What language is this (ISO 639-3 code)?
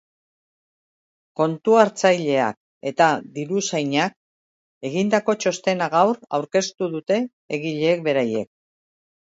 eus